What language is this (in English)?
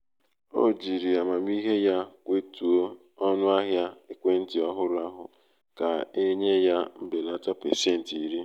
Igbo